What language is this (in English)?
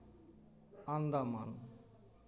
Santali